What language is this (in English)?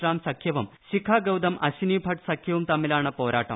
Malayalam